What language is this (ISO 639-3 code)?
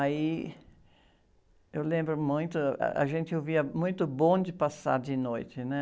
por